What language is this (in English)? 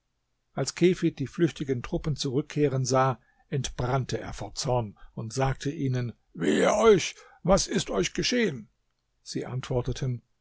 German